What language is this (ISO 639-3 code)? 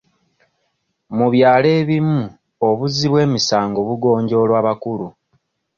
lug